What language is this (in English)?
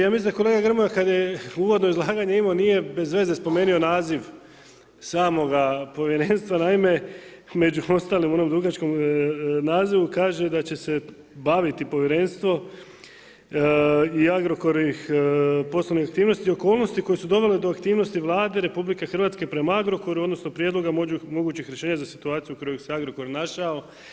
Croatian